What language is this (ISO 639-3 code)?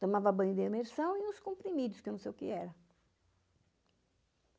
por